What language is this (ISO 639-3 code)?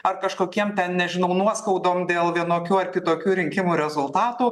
lit